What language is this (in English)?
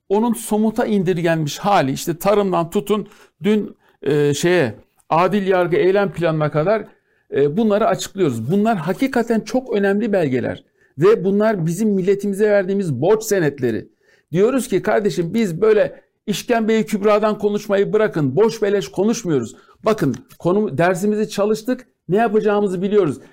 Turkish